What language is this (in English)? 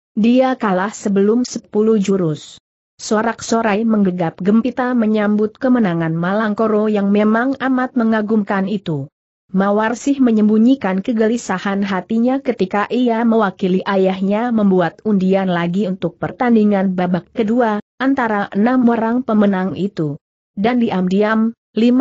Indonesian